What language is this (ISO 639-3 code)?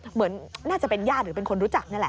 tha